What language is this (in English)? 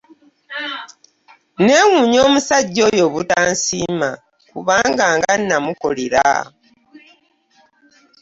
Ganda